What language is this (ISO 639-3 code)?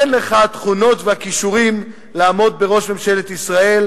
heb